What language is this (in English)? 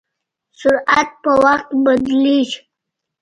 Pashto